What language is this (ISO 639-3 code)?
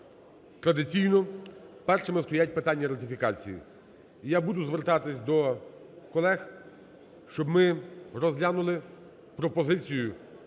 ukr